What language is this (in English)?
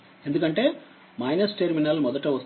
Telugu